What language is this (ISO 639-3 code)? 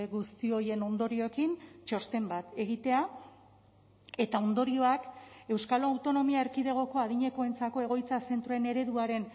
eus